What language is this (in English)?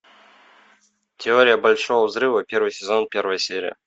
Russian